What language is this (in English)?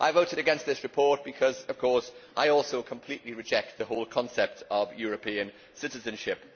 English